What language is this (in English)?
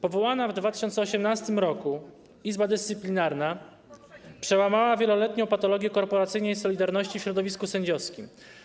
Polish